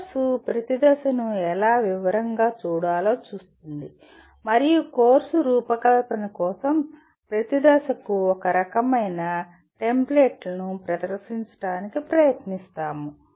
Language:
Telugu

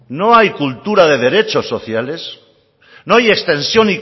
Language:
Spanish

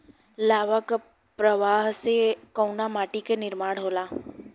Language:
Bhojpuri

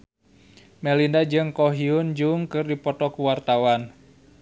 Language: Sundanese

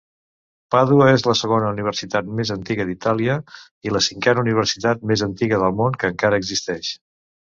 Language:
Catalan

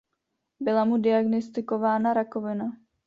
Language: Czech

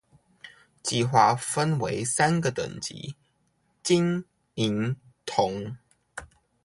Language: Chinese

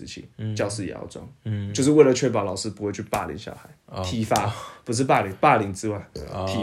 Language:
Chinese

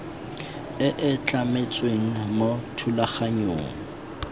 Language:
Tswana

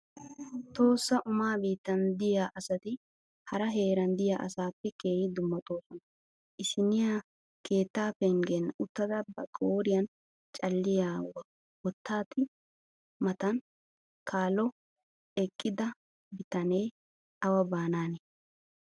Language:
Wolaytta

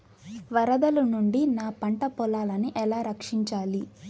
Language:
Telugu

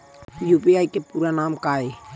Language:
Chhattisgarhi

